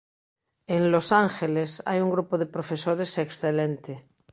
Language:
Galician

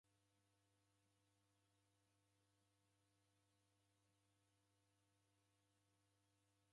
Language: Taita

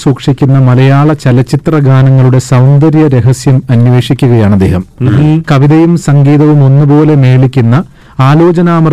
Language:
Malayalam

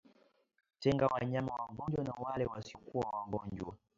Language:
Swahili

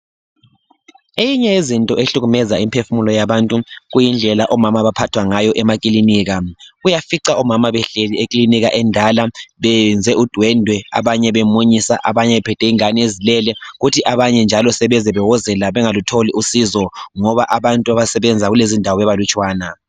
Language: North Ndebele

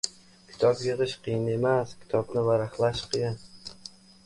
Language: Uzbek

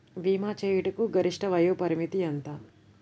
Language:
Telugu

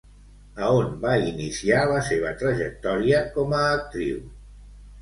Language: Catalan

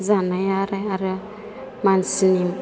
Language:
Bodo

